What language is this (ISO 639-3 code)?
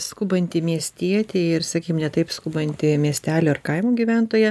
lit